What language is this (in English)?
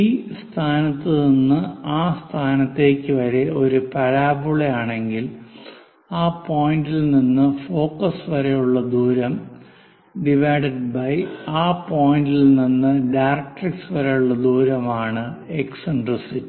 Malayalam